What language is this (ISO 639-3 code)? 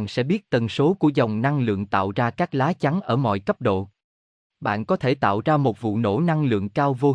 vie